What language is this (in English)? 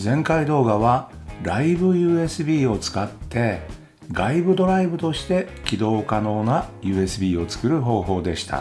Japanese